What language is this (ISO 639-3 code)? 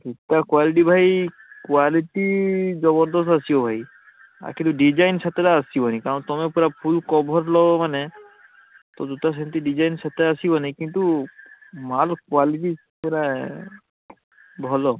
ori